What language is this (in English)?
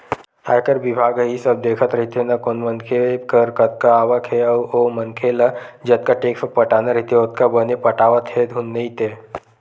Chhattisgarhi